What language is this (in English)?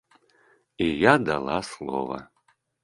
Belarusian